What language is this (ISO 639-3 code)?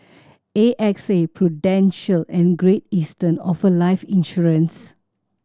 eng